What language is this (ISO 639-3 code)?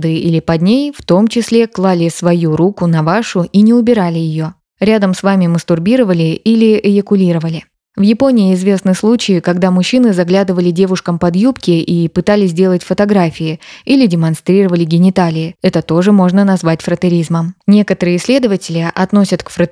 rus